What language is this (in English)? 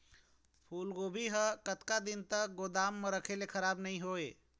Chhattisgarhi